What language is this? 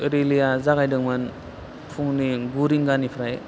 Bodo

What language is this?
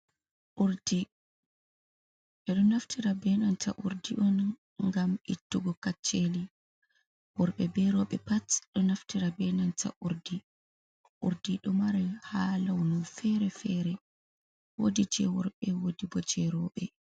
Fula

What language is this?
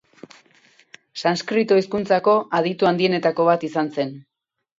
Basque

